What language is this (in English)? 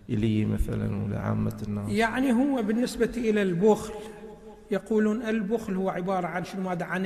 Arabic